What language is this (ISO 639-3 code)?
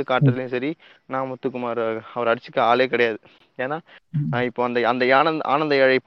tam